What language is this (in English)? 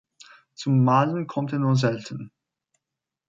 German